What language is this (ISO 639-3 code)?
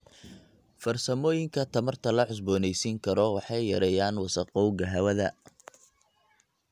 som